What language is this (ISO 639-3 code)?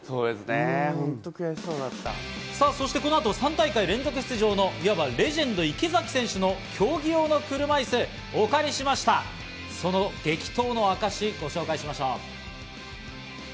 jpn